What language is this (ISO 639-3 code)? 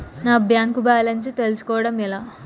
tel